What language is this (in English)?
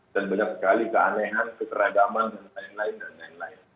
Indonesian